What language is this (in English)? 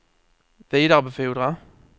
Swedish